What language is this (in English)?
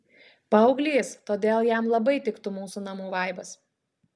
Lithuanian